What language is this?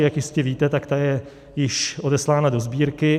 Czech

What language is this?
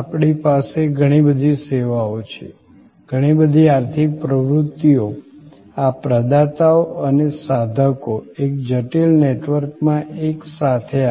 Gujarati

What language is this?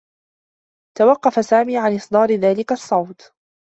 Arabic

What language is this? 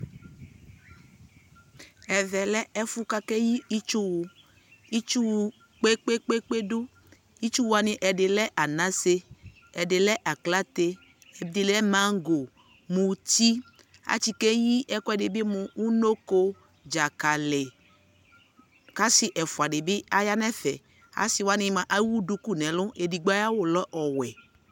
Ikposo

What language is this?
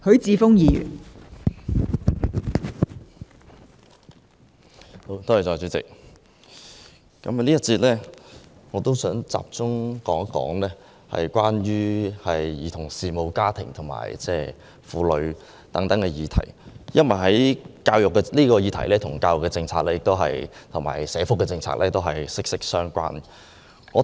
Cantonese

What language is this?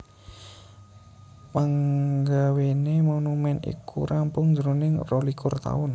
Javanese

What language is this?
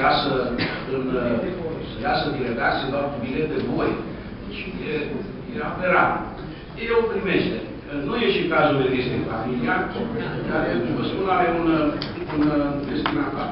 Romanian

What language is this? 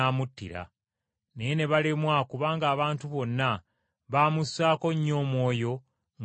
Ganda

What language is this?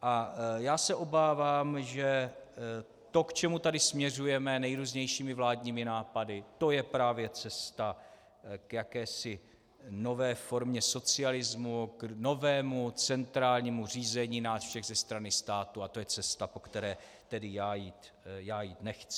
Czech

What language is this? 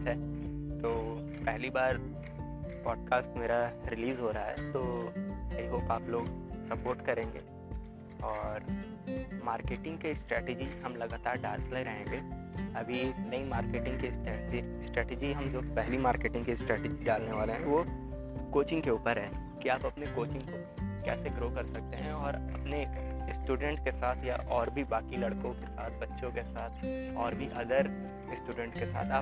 Hindi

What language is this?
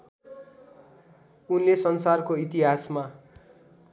Nepali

